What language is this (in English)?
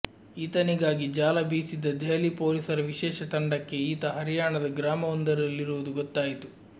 Kannada